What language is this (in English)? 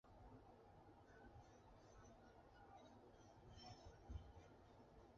Chinese